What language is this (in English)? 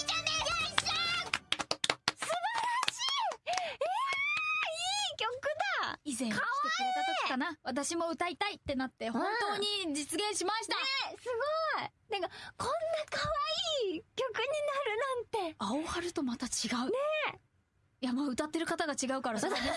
Japanese